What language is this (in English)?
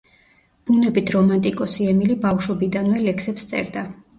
Georgian